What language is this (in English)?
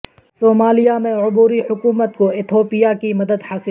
Urdu